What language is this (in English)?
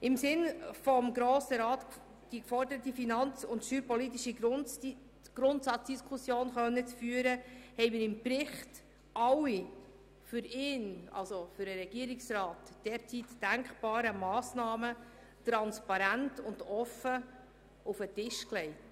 Swiss German